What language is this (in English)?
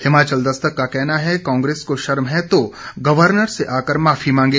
Hindi